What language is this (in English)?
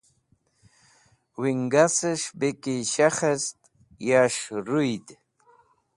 Wakhi